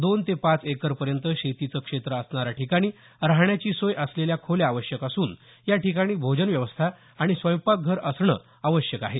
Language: Marathi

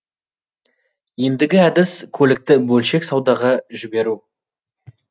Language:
Kazakh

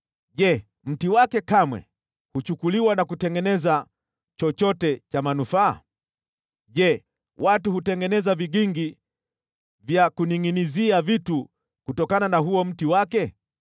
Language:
Swahili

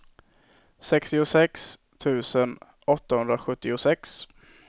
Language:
Swedish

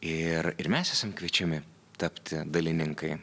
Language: Lithuanian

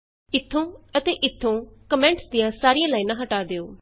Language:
Punjabi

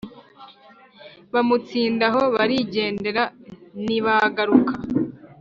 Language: Kinyarwanda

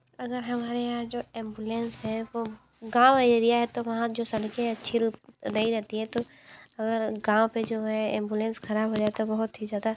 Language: Hindi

